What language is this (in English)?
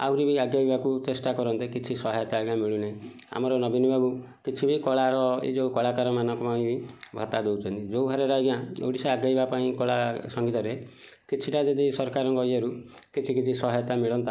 Odia